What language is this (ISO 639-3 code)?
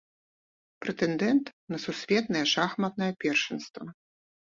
bel